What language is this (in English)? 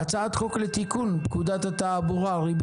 Hebrew